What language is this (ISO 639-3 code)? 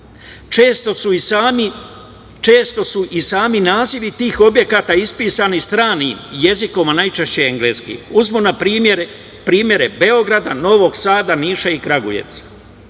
srp